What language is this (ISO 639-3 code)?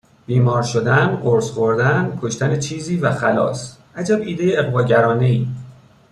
fas